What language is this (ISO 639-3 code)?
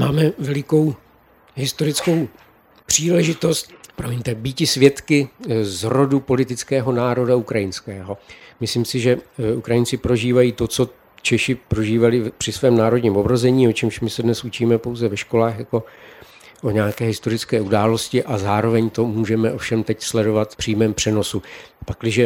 ces